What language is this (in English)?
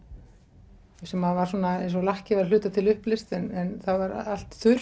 Icelandic